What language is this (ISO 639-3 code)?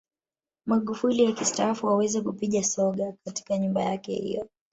swa